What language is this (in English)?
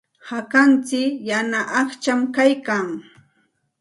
Santa Ana de Tusi Pasco Quechua